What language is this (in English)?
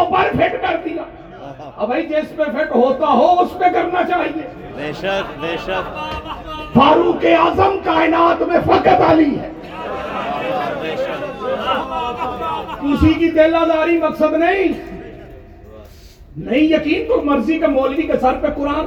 Urdu